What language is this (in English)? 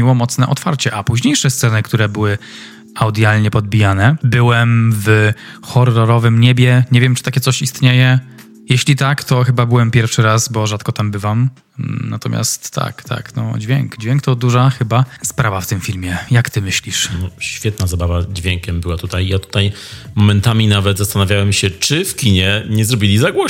Polish